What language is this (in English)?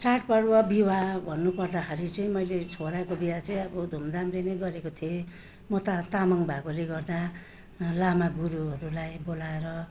Nepali